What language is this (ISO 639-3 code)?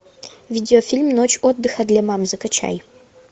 rus